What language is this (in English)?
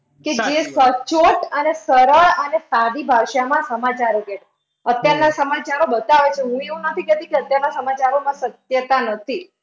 Gujarati